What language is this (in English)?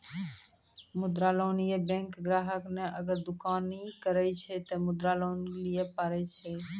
Maithili